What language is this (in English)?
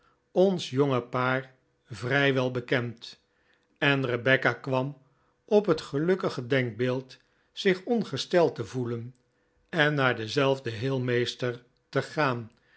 Dutch